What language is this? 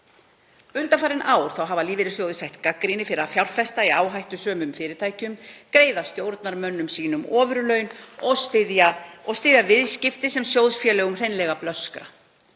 Icelandic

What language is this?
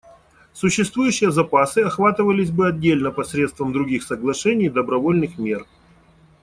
Russian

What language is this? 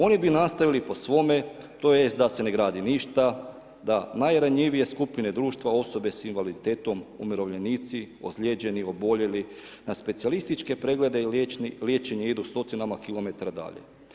Croatian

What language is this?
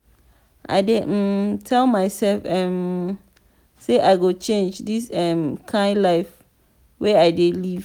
Nigerian Pidgin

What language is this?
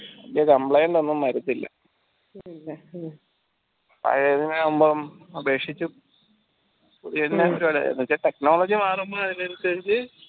Malayalam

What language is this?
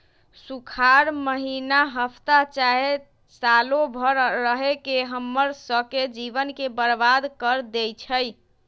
Magahi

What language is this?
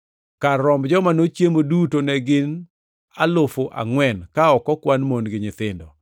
Luo (Kenya and Tanzania)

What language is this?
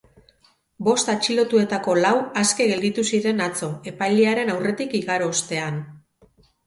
Basque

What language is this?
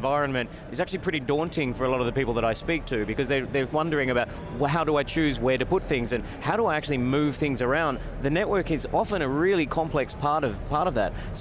English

